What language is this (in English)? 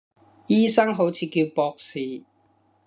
Cantonese